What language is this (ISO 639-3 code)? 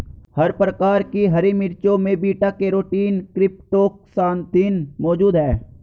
hin